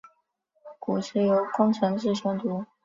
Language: Chinese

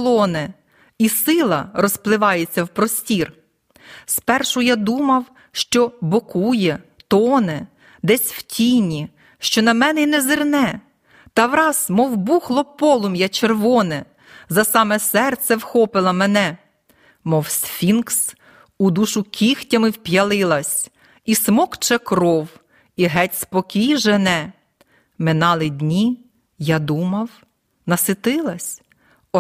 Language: Ukrainian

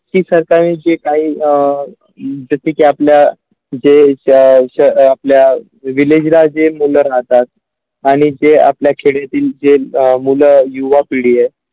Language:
Marathi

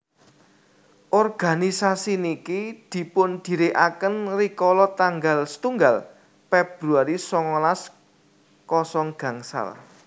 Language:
Javanese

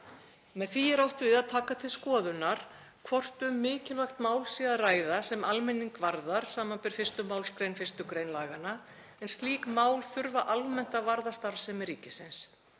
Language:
Icelandic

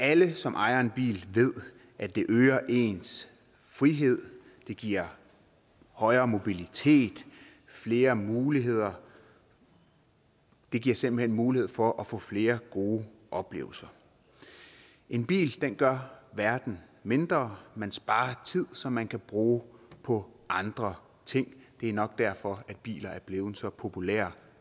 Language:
Danish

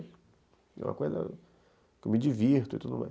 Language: Portuguese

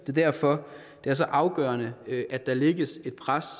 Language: Danish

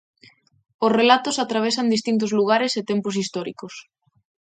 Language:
Galician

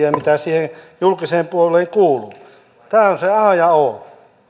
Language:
Finnish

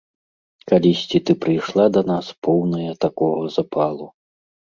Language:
Belarusian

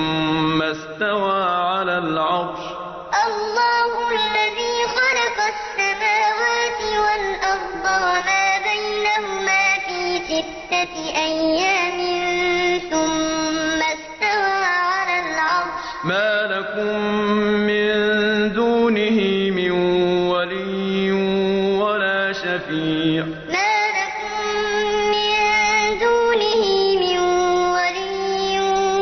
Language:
Arabic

